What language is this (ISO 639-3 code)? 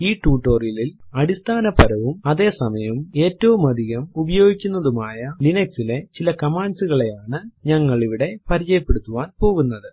mal